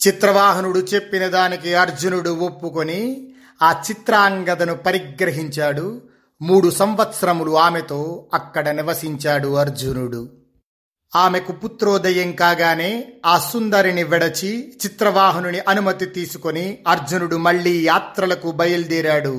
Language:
Telugu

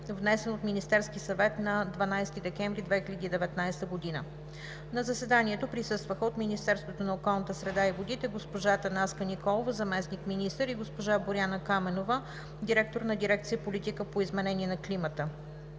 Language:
Bulgarian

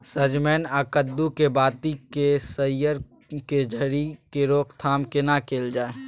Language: Maithili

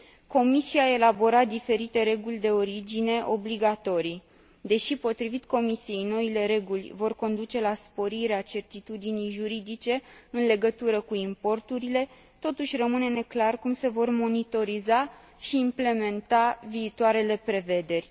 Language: Romanian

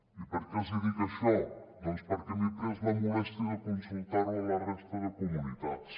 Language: Catalan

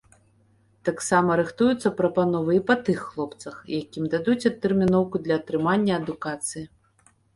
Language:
Belarusian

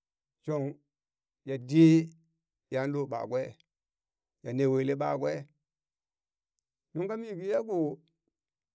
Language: Burak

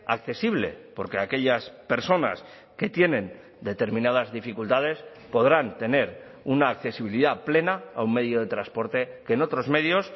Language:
Spanish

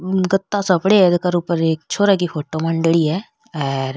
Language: Rajasthani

